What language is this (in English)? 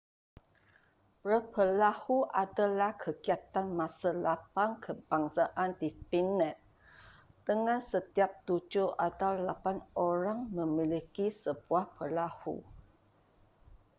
Malay